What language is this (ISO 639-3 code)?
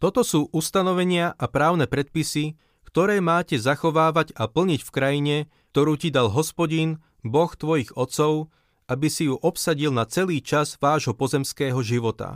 slk